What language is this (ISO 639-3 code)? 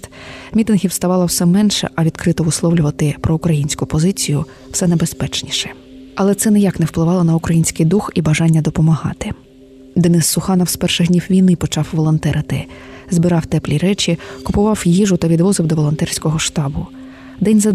ukr